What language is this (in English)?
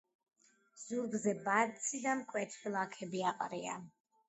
Georgian